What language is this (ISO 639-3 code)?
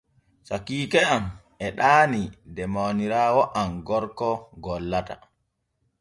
fue